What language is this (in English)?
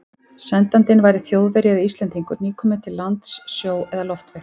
Icelandic